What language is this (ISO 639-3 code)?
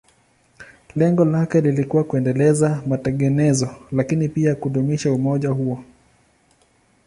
swa